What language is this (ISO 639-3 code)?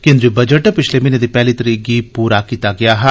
doi